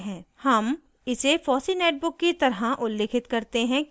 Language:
Hindi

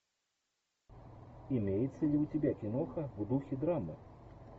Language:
Russian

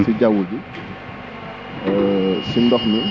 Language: Wolof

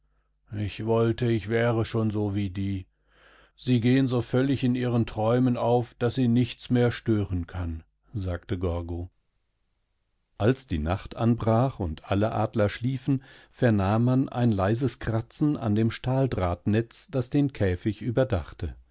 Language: German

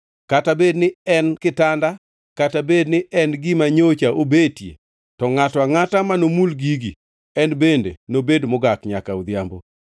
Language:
Luo (Kenya and Tanzania)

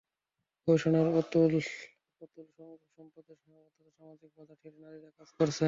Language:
Bangla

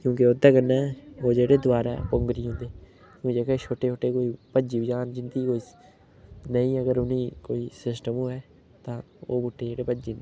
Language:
Dogri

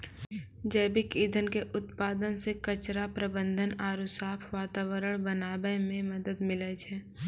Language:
Maithili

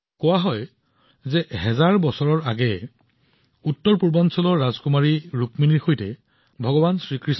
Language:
Assamese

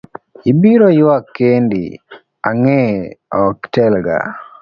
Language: Luo (Kenya and Tanzania)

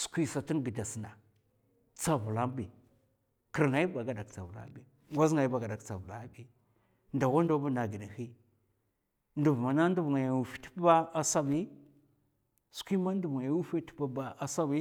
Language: Mafa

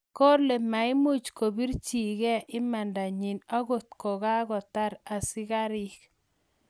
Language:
Kalenjin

